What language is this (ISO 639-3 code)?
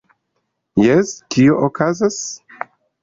epo